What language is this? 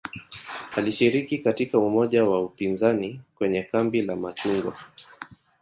Swahili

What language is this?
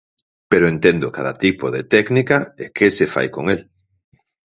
Galician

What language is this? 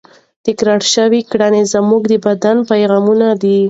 Pashto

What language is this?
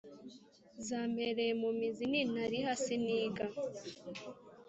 Kinyarwanda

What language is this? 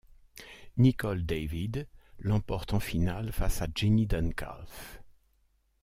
French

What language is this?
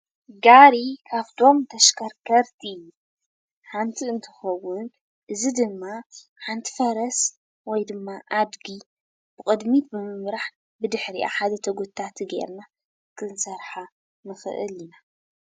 Tigrinya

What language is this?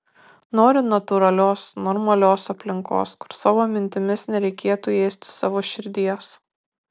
Lithuanian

